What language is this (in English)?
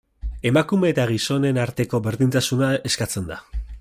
Basque